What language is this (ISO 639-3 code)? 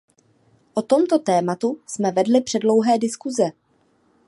ces